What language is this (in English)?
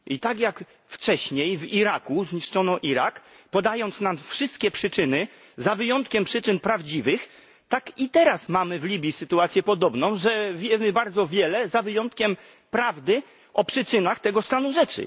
Polish